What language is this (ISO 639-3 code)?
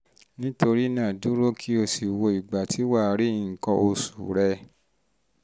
yor